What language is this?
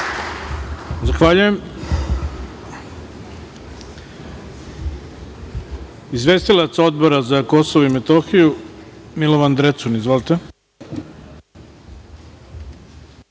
Serbian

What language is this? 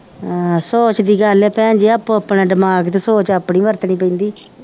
Punjabi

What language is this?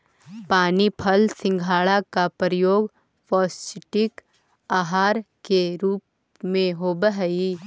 Magahi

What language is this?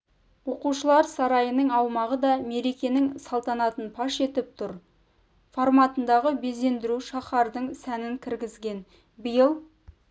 Kazakh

